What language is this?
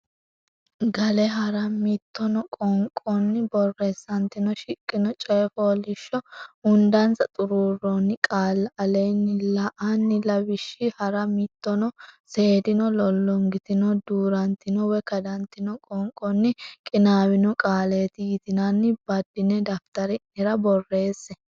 Sidamo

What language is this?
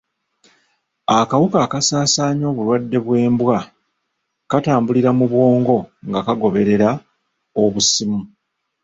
Ganda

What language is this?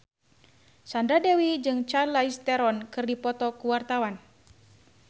Sundanese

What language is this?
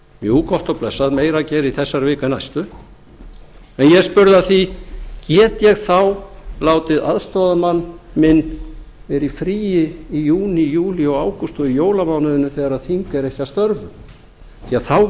Icelandic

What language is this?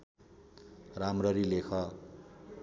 Nepali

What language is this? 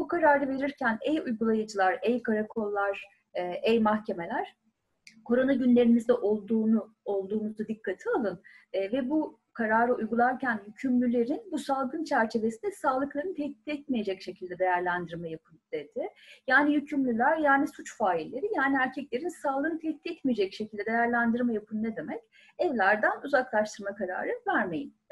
Turkish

